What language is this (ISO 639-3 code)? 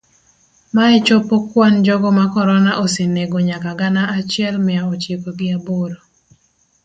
luo